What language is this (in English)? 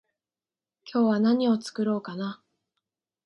Japanese